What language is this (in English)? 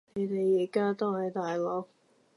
Cantonese